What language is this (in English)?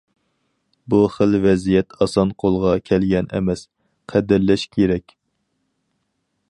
Uyghur